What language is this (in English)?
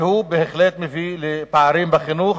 Hebrew